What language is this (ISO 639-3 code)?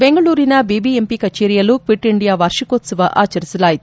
kan